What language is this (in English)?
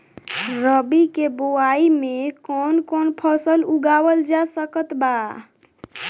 Bhojpuri